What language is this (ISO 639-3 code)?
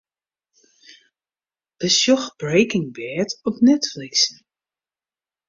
fry